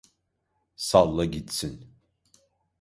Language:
Turkish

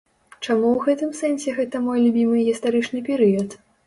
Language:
Belarusian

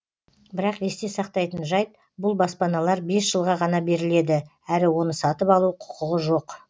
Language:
Kazakh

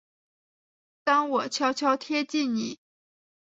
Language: Chinese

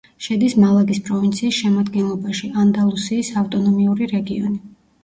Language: Georgian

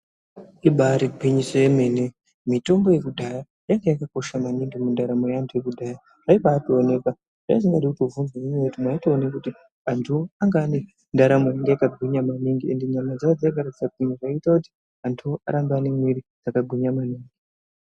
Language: Ndau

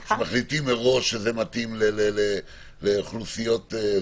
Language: Hebrew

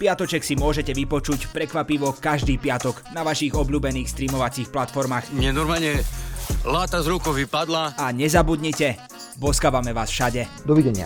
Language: Slovak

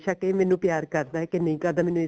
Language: Punjabi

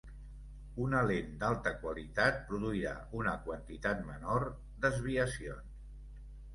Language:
Catalan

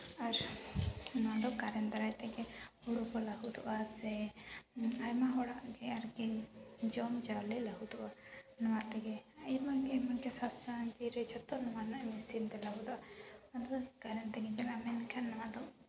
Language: Santali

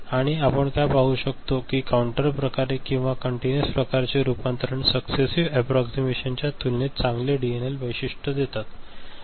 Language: Marathi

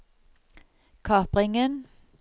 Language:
Norwegian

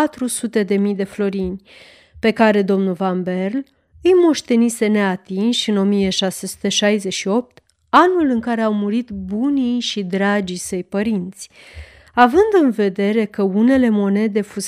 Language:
Romanian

